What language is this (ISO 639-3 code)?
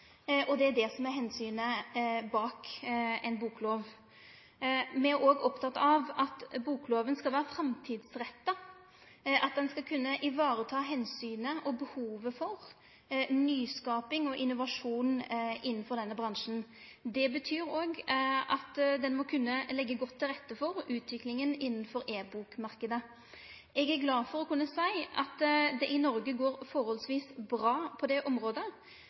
nno